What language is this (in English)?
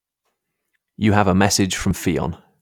English